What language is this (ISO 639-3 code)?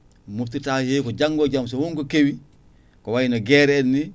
ful